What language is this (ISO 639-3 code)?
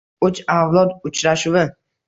uzb